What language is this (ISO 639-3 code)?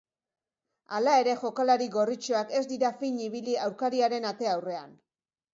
eus